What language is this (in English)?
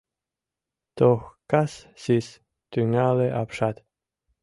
Mari